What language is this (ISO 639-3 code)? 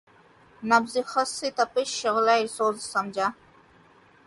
urd